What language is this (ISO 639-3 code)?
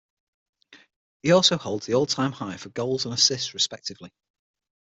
eng